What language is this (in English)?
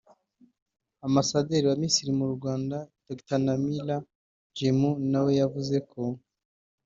Kinyarwanda